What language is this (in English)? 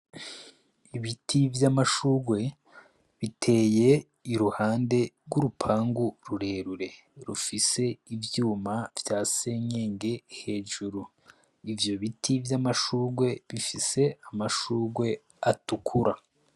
Rundi